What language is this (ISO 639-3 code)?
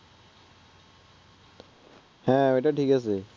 ben